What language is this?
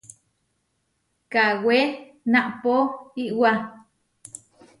Huarijio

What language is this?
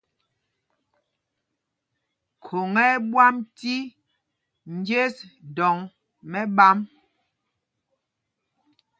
Mpumpong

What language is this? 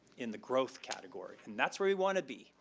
English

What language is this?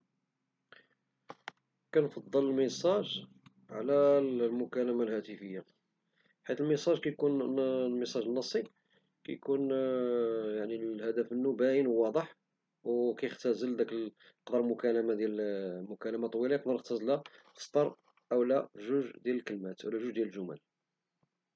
Moroccan Arabic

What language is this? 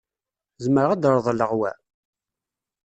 Kabyle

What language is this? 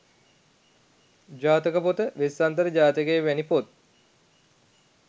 Sinhala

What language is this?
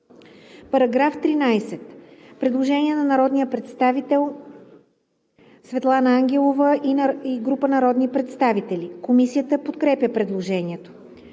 Bulgarian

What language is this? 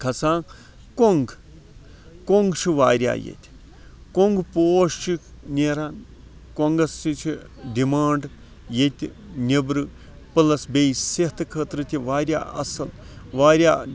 Kashmiri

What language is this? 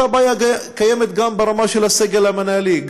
Hebrew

